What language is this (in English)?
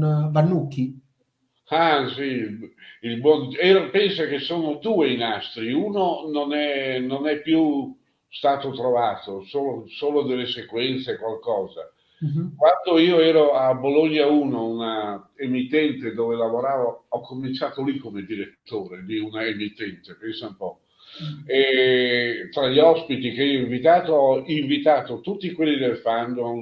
Italian